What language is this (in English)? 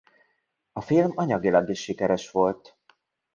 Hungarian